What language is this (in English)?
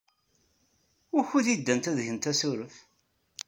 Kabyle